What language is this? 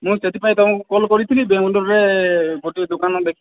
Odia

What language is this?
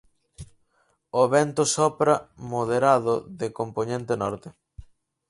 Galician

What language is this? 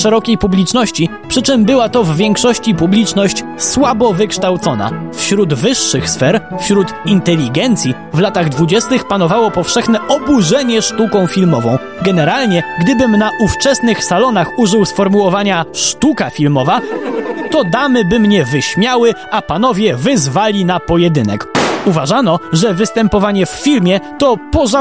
Polish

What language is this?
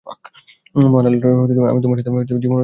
Bangla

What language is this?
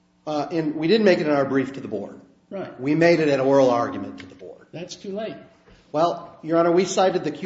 English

